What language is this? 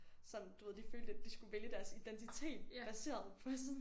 Danish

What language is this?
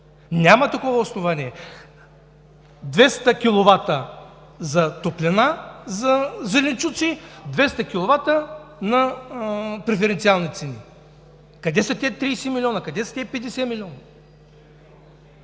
Bulgarian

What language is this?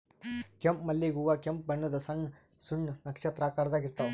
Kannada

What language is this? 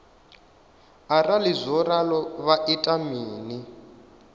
Venda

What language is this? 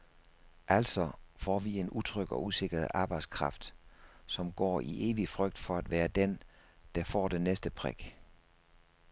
Danish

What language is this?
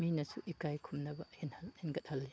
Manipuri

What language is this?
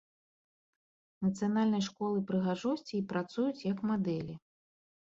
Belarusian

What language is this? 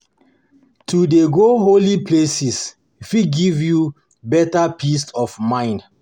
Nigerian Pidgin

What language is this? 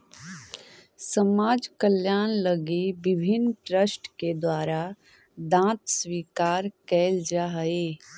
Magahi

